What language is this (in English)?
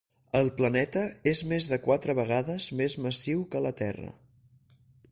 Catalan